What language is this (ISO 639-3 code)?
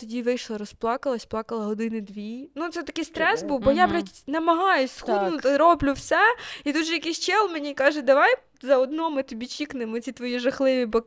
ukr